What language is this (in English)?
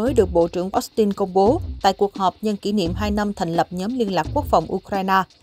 Vietnamese